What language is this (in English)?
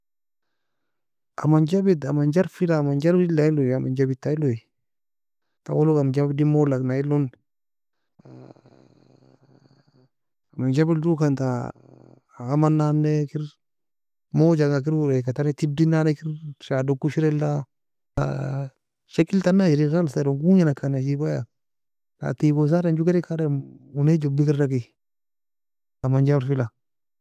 Nobiin